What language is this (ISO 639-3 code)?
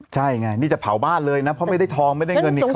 tha